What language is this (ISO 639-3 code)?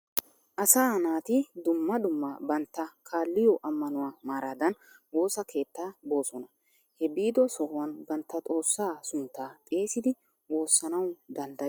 wal